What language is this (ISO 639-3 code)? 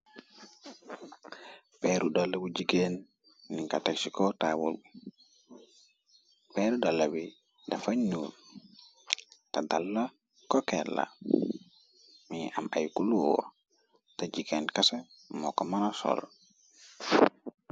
wol